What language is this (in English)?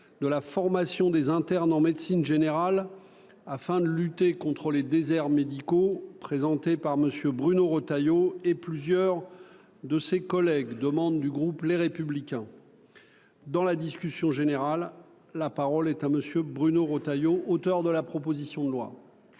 French